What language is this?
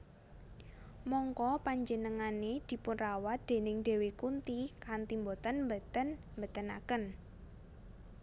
Javanese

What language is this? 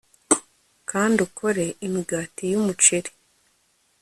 Kinyarwanda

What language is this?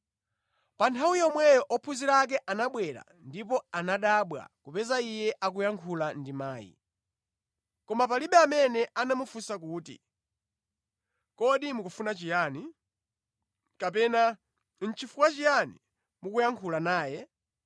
Nyanja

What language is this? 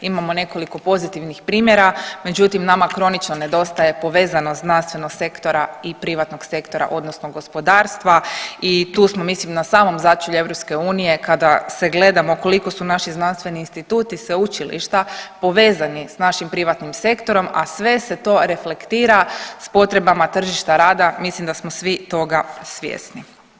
Croatian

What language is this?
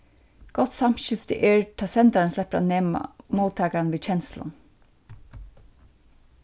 Faroese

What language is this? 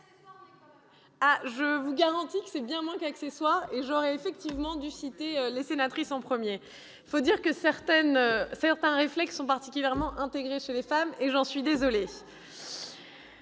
French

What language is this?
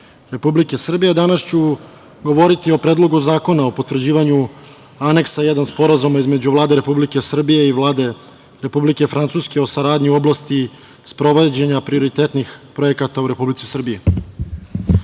Serbian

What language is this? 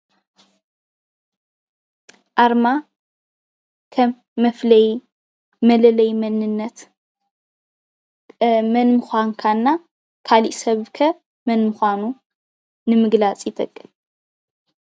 Tigrinya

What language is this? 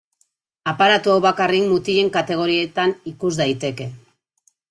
Basque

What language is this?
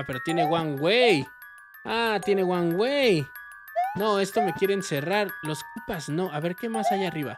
Spanish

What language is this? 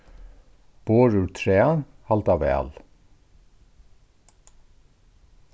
Faroese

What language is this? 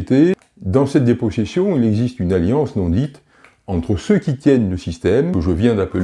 French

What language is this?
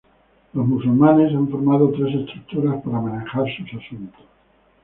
Spanish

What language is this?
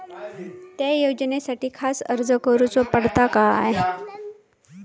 Marathi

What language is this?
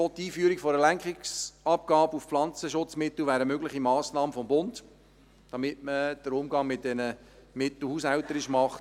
Swiss German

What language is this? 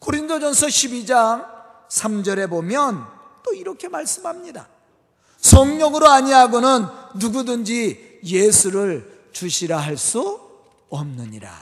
Korean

